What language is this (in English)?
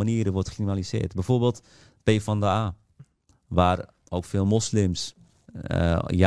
Dutch